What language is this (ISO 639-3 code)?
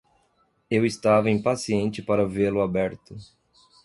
por